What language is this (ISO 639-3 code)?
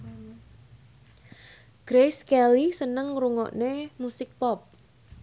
jav